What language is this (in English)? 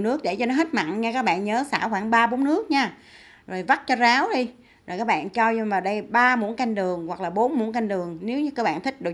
Vietnamese